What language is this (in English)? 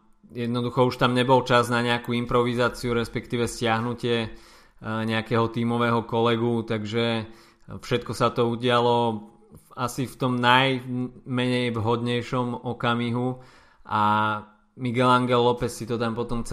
Slovak